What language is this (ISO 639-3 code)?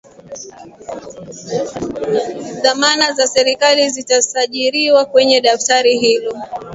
swa